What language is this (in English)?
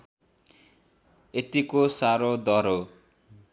Nepali